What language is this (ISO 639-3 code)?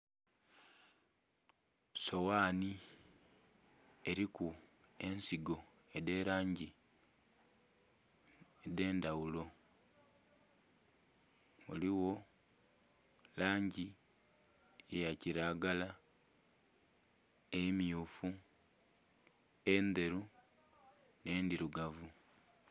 xog